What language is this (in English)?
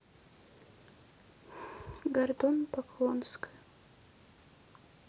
Russian